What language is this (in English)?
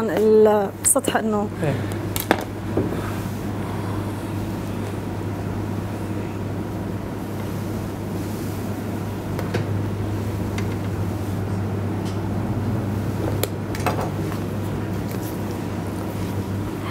Arabic